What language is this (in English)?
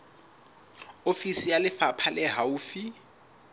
Southern Sotho